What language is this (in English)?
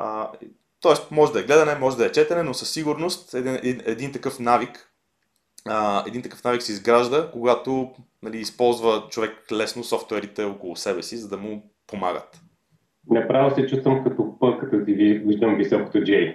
Bulgarian